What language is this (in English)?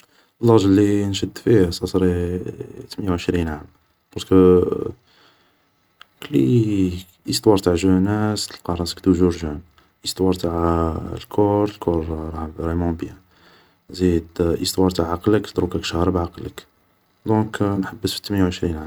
Algerian Arabic